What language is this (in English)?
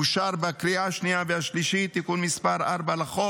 Hebrew